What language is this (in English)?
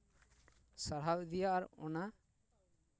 Santali